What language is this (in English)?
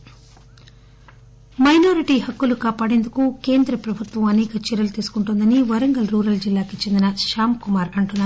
Telugu